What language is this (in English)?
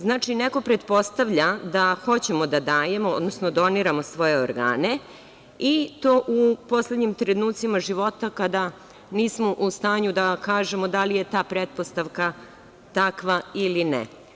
Serbian